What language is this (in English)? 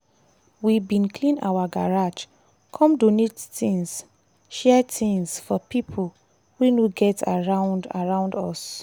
Nigerian Pidgin